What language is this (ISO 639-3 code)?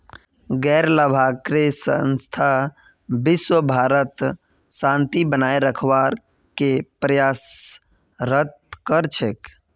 mag